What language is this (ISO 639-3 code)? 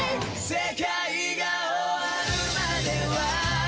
jpn